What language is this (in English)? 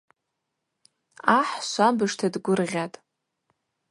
Abaza